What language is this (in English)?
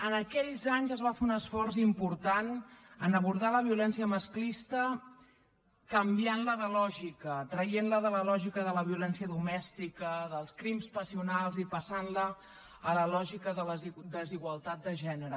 Catalan